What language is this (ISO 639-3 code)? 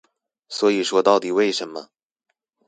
zho